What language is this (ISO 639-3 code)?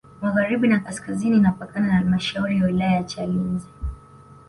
swa